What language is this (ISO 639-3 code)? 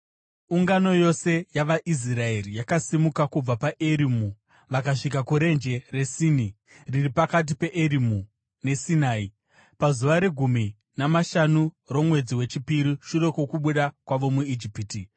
sna